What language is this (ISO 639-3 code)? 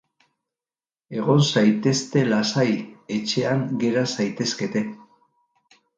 eus